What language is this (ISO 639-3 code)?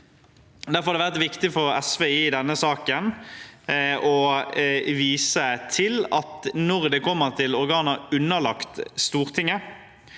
nor